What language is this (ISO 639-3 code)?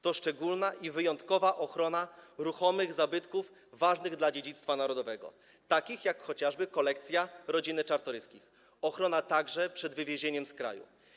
pol